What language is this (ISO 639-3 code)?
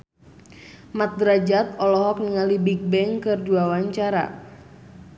sun